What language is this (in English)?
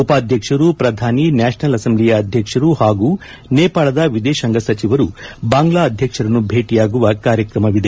Kannada